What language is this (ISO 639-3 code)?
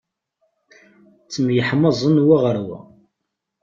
kab